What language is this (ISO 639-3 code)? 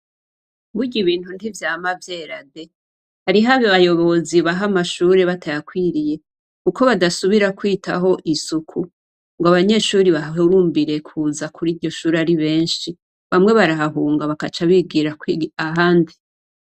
run